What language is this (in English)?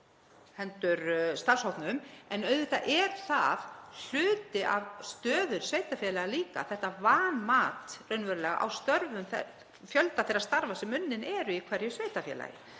Icelandic